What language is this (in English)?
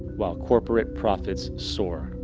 English